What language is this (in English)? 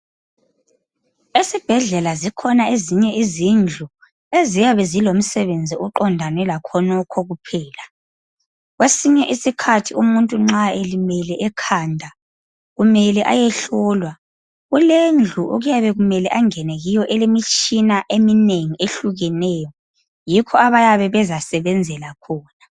North Ndebele